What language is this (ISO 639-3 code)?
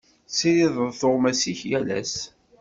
kab